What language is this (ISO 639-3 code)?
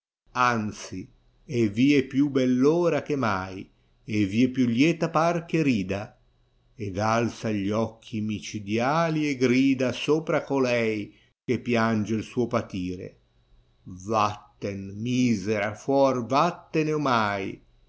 ita